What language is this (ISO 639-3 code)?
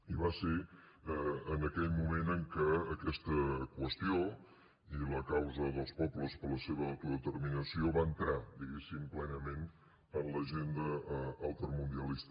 cat